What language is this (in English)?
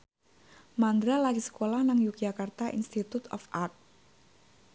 Javanese